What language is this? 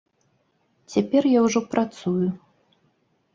Belarusian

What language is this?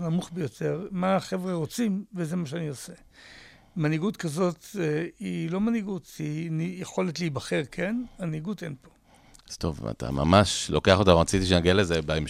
Hebrew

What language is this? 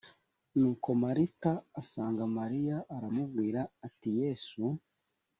Kinyarwanda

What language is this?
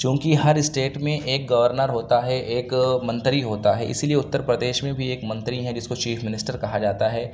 Urdu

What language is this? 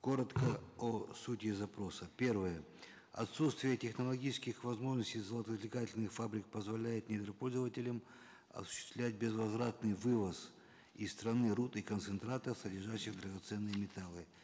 Kazakh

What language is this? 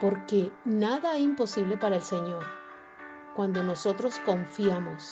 Spanish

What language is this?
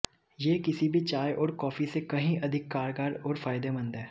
Hindi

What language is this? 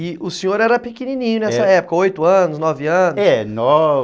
Portuguese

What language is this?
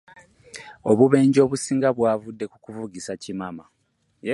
Ganda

